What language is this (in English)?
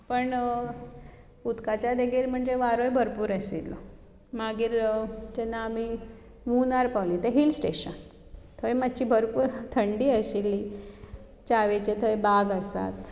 Konkani